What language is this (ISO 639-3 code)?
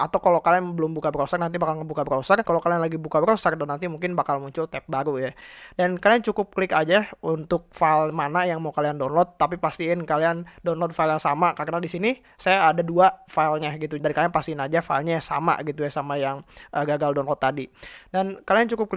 ind